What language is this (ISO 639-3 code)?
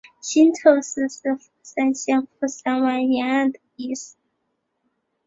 zho